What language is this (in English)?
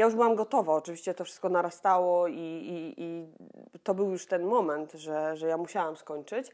Polish